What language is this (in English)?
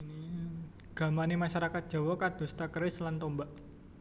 Javanese